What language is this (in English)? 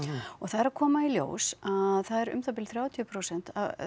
Icelandic